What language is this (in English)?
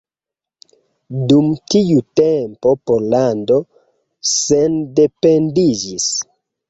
Esperanto